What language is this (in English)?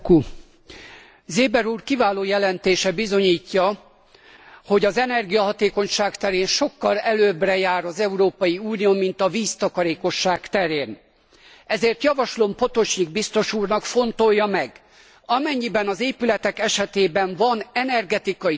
Hungarian